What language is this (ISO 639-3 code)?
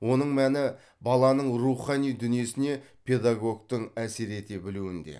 kaz